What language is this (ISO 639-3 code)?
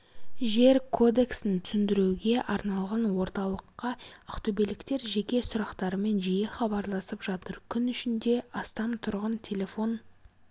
kaz